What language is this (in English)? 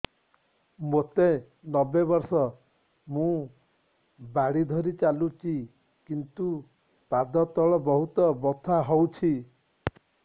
Odia